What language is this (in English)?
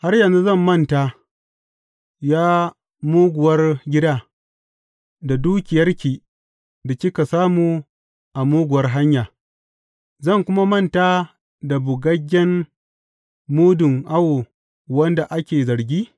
Hausa